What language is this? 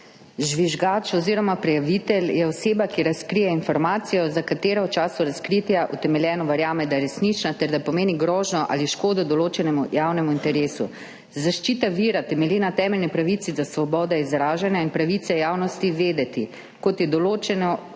Slovenian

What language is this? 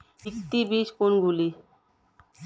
Bangla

